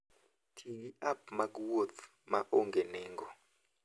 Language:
Luo (Kenya and Tanzania)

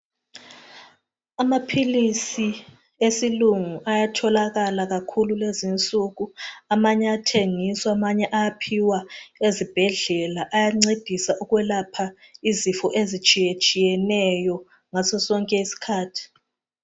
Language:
North Ndebele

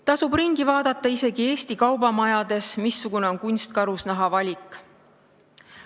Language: Estonian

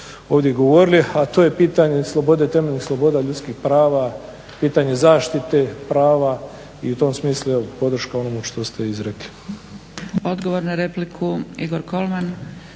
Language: Croatian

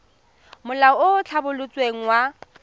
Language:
Tswana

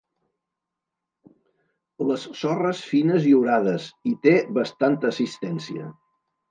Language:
Catalan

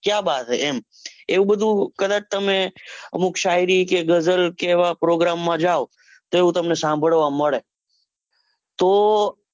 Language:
Gujarati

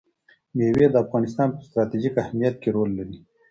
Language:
Pashto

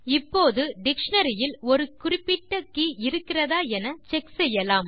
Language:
Tamil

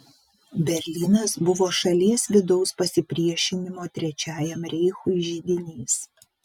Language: Lithuanian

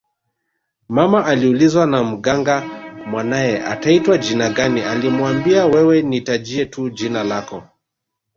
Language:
Swahili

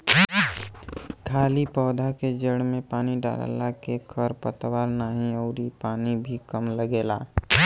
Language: Bhojpuri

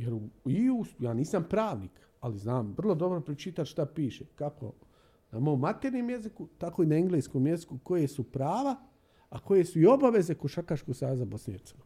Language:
Croatian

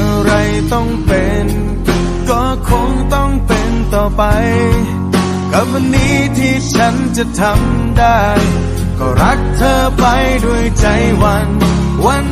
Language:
Thai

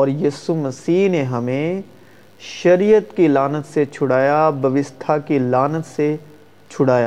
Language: Urdu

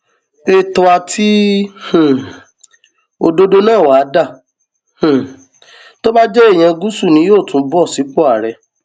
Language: Yoruba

